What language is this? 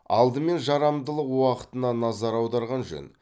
Kazakh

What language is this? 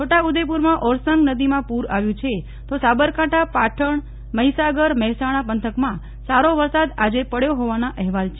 Gujarati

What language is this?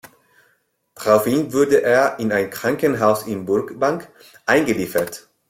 German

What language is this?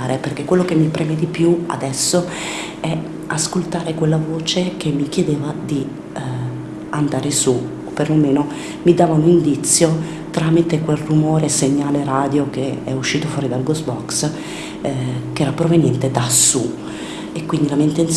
Italian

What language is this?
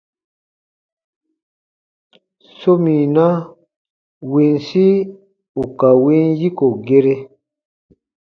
Baatonum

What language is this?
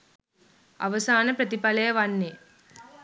Sinhala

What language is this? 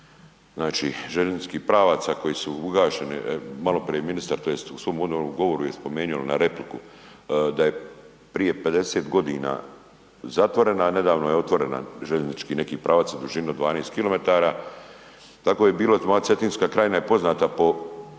Croatian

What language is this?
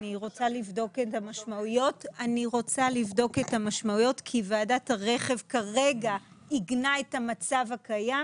Hebrew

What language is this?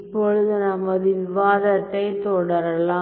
Tamil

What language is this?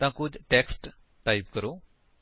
Punjabi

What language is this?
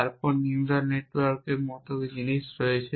Bangla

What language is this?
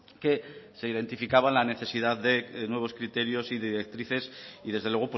Spanish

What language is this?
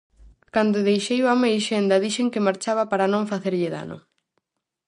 Galician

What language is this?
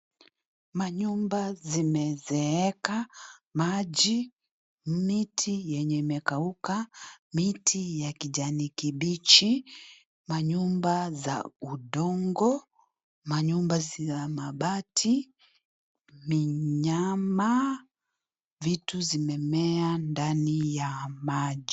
Swahili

